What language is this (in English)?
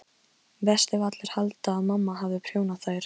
Icelandic